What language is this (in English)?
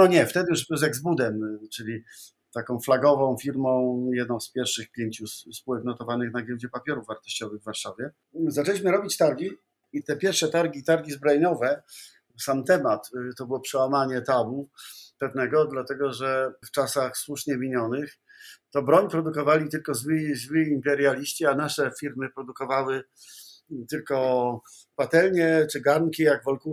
Polish